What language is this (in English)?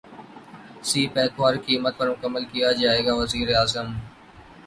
Urdu